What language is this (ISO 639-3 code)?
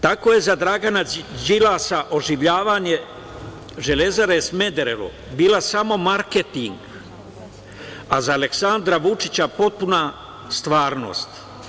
srp